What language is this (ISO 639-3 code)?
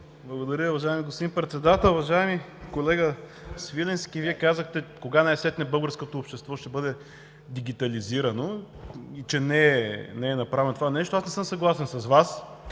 bul